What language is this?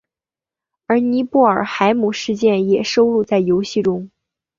Chinese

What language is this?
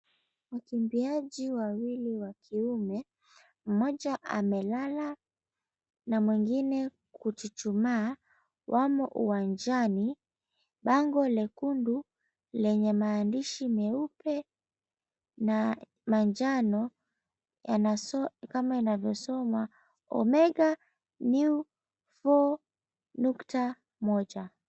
Swahili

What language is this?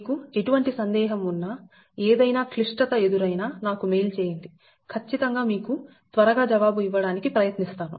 Telugu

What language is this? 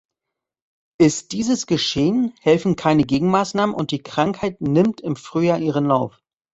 German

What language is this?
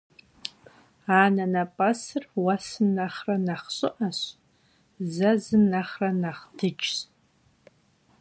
Kabardian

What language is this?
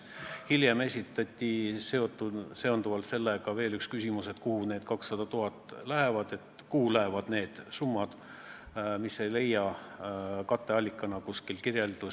Estonian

